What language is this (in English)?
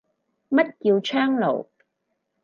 Cantonese